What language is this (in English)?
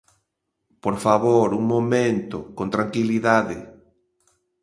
Galician